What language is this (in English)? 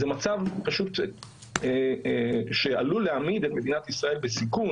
Hebrew